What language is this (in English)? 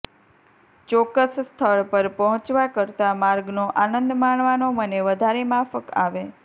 Gujarati